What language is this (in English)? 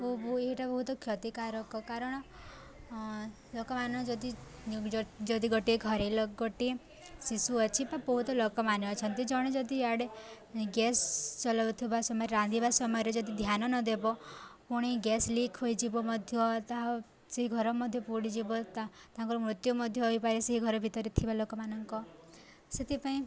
Odia